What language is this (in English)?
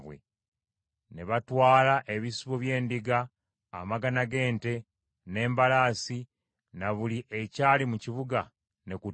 Ganda